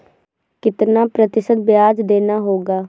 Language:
Hindi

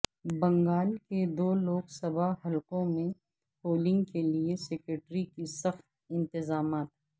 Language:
Urdu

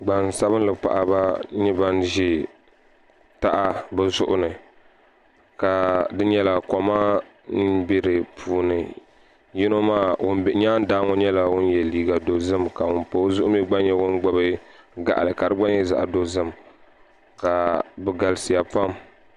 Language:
Dagbani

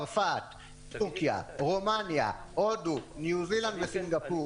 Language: Hebrew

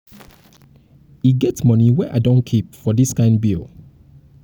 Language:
Nigerian Pidgin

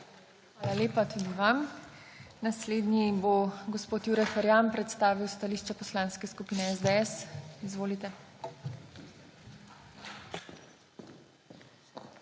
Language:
Slovenian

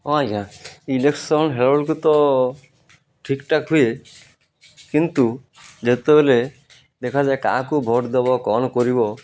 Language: Odia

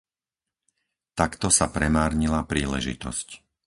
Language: Slovak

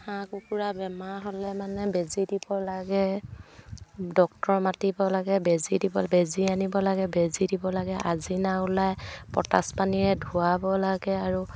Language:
Assamese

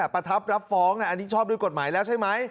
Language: Thai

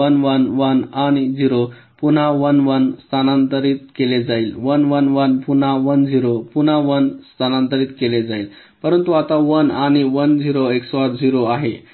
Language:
Marathi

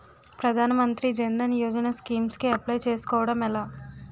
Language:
Telugu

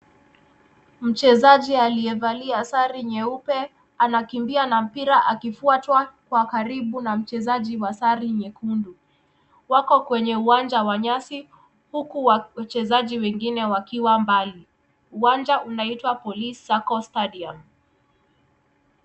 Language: Swahili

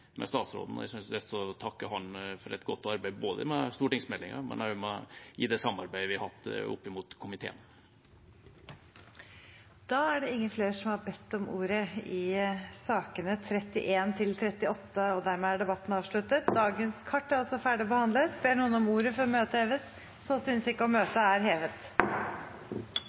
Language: Norwegian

